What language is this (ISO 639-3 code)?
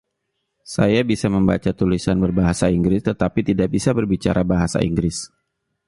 ind